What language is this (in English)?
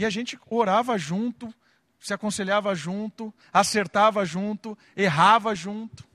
Portuguese